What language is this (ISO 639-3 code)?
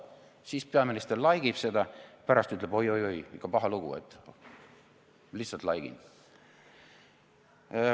est